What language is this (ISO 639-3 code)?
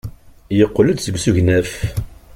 kab